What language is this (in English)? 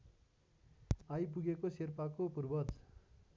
Nepali